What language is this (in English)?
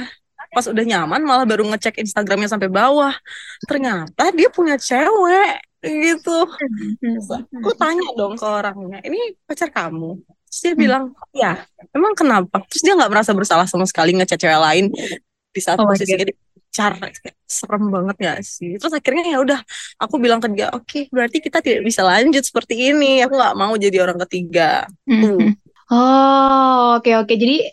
Indonesian